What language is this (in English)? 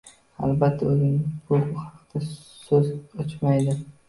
Uzbek